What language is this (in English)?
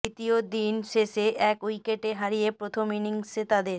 Bangla